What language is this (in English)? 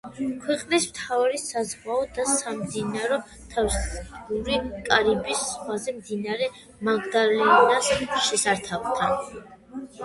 Georgian